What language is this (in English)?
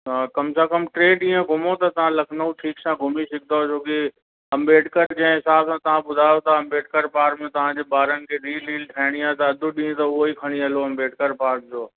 Sindhi